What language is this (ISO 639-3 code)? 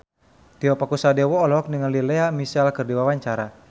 sun